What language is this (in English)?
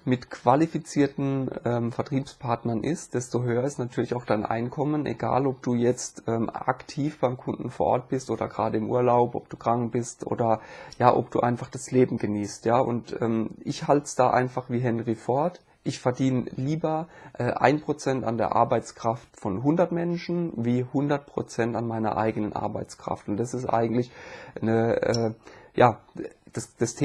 German